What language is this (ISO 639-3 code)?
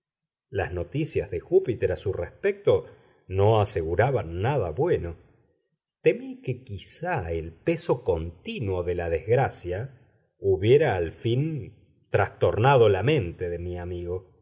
spa